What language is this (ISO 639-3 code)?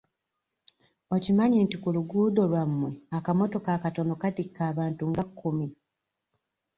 lug